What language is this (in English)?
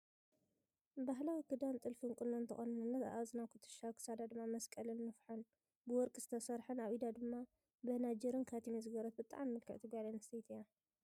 Tigrinya